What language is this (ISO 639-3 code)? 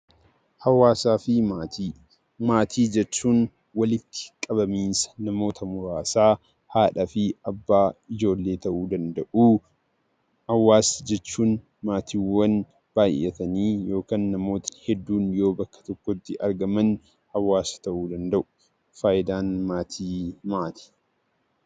orm